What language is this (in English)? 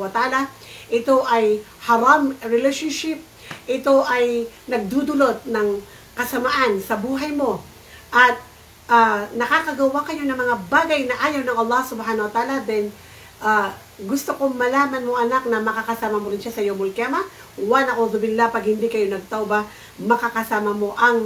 Filipino